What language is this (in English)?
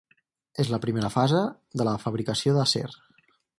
Catalan